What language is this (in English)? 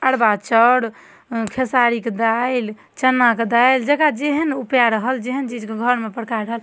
Maithili